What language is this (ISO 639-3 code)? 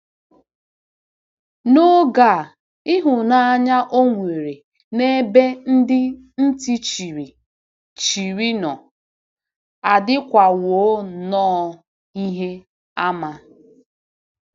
ibo